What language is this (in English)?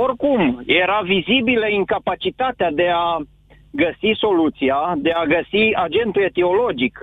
Romanian